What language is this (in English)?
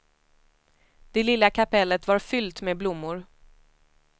Swedish